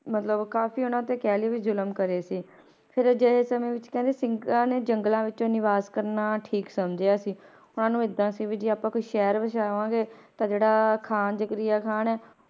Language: Punjabi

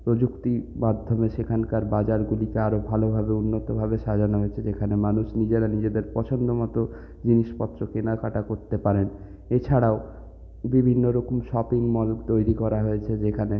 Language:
Bangla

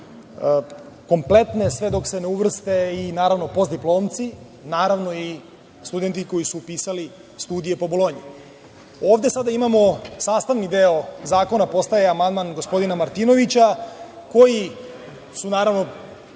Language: Serbian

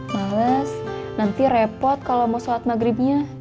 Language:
Indonesian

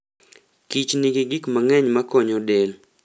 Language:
Luo (Kenya and Tanzania)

